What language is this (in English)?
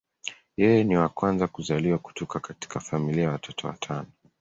Swahili